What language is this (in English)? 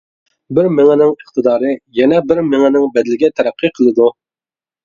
Uyghur